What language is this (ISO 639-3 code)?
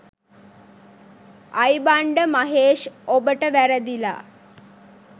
sin